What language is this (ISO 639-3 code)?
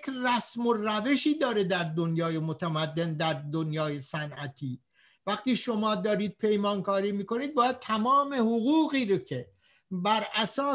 fas